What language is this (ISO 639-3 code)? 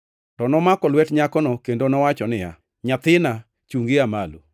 luo